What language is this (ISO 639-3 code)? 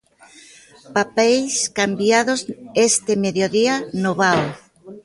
glg